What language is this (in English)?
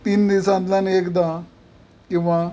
Konkani